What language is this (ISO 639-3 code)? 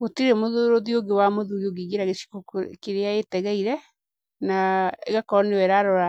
kik